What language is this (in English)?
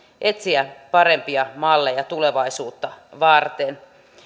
Finnish